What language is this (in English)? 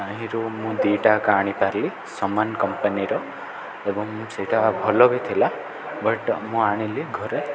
Odia